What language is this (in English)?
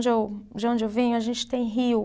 Portuguese